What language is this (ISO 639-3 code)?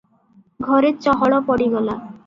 ori